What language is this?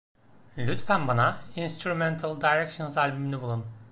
Turkish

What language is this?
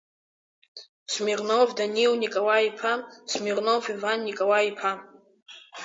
Abkhazian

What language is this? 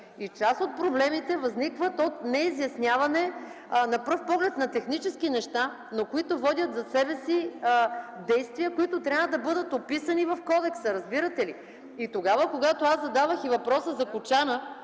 Bulgarian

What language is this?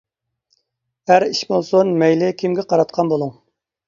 Uyghur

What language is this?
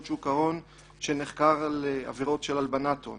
Hebrew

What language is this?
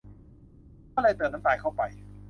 Thai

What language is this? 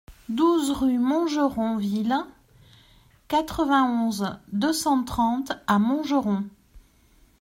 French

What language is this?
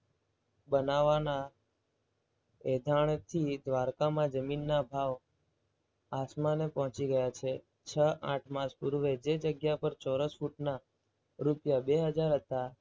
Gujarati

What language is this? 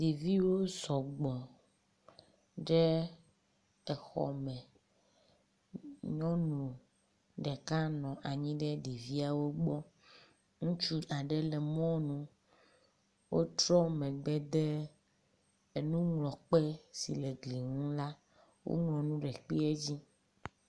Ewe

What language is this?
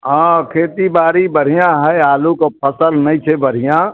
Maithili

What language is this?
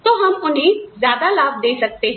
Hindi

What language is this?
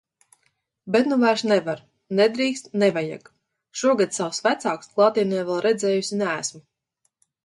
Latvian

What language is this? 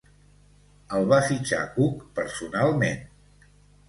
Catalan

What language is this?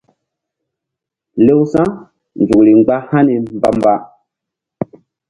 Mbum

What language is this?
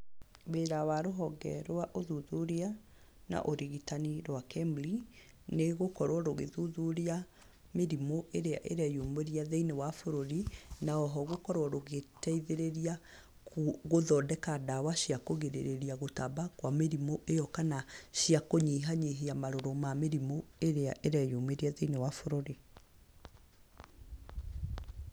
Kikuyu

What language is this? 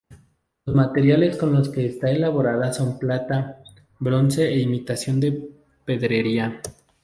Spanish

